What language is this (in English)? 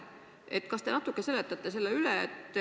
Estonian